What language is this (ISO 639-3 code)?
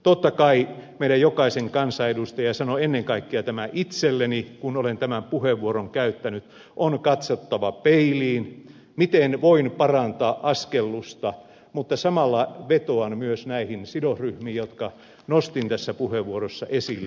fin